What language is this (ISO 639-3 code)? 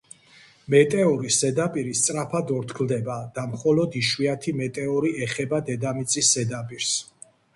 kat